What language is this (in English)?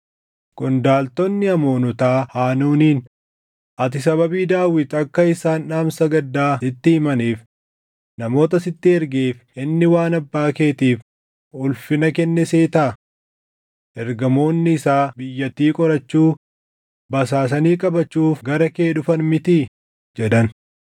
Oromo